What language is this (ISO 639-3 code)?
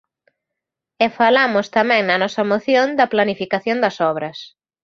glg